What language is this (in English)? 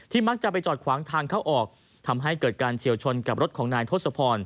Thai